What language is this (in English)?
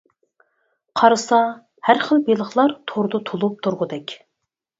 Uyghur